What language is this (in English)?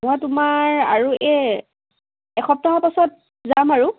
Assamese